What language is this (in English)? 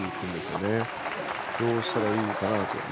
Japanese